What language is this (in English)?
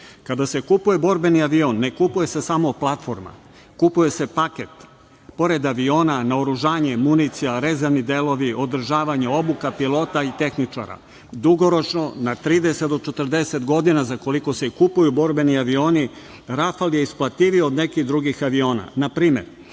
Serbian